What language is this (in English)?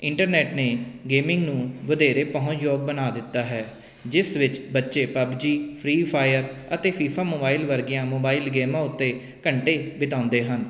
Punjabi